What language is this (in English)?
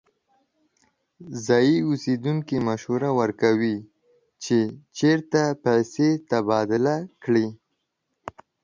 Pashto